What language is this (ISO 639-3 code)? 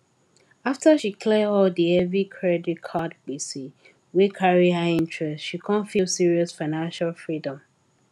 pcm